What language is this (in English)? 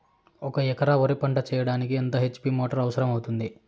Telugu